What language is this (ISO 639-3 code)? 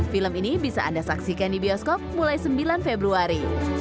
ind